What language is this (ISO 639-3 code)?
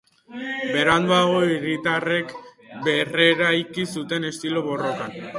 eus